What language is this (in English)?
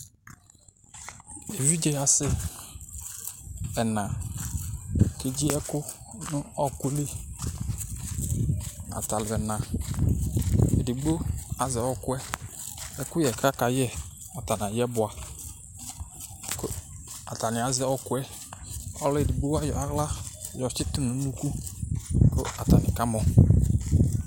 Ikposo